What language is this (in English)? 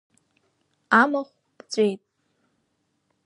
Abkhazian